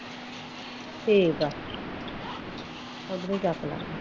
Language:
Punjabi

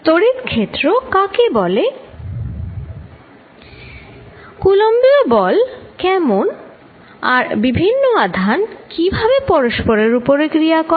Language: Bangla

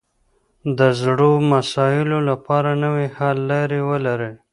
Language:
Pashto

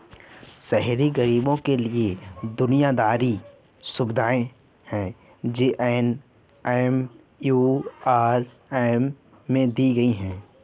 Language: Hindi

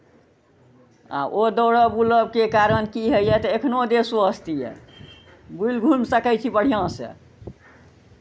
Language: Maithili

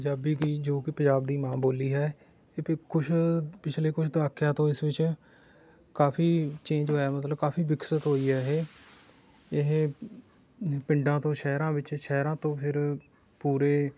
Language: Punjabi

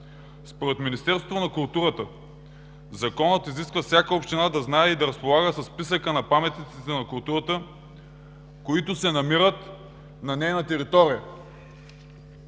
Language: Bulgarian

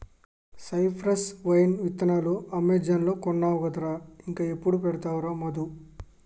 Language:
Telugu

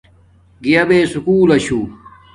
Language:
Domaaki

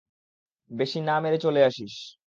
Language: Bangla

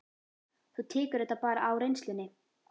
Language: Icelandic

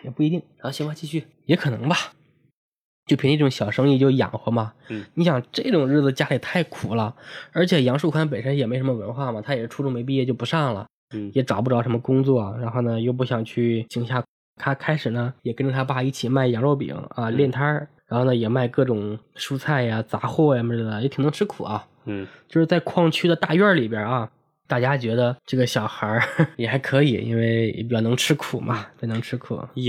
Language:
Chinese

